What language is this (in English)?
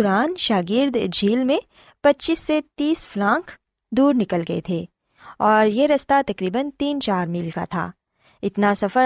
Urdu